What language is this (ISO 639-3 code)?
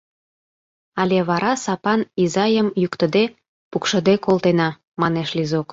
chm